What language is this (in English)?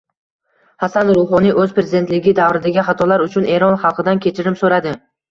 Uzbek